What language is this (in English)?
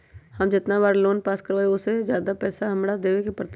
Magahi